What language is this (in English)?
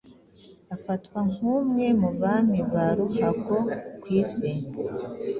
Kinyarwanda